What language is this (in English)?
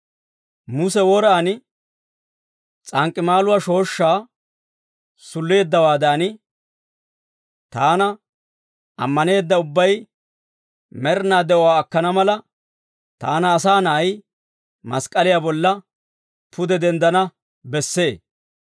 Dawro